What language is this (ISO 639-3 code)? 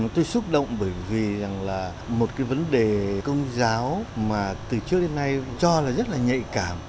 vie